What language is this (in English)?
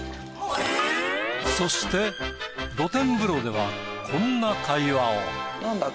Japanese